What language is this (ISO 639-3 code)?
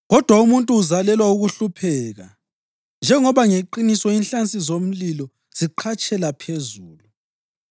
nde